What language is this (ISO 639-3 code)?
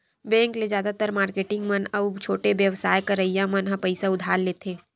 hne